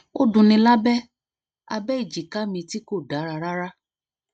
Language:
Yoruba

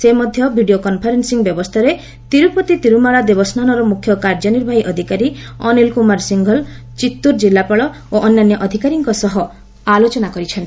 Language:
Odia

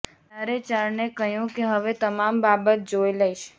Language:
Gujarati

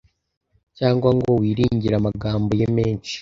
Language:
Kinyarwanda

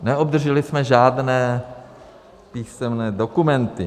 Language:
Czech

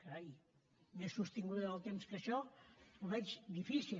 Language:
Catalan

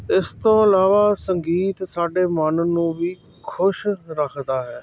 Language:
Punjabi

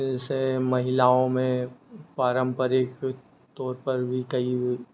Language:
Hindi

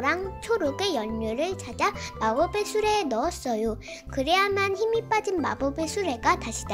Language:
Korean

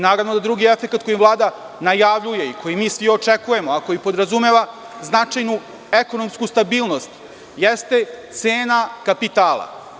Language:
Serbian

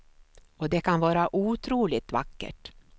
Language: Swedish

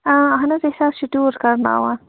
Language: Kashmiri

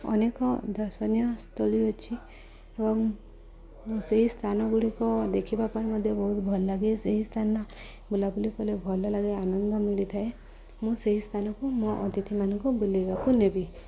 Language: Odia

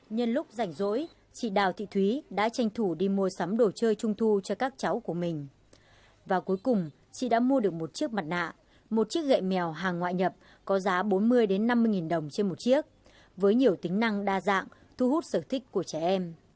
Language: Vietnamese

